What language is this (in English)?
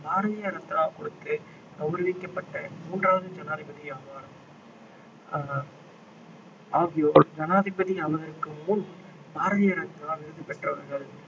Tamil